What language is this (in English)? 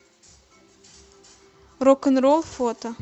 Russian